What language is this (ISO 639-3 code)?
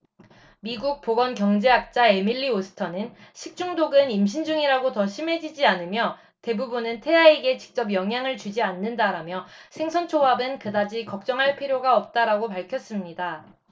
kor